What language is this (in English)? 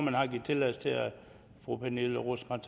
Danish